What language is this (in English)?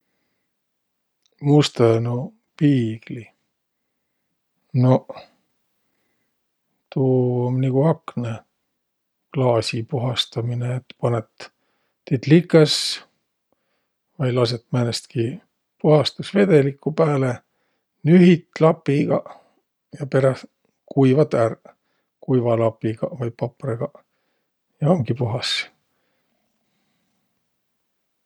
Võro